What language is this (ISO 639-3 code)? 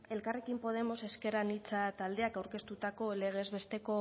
eus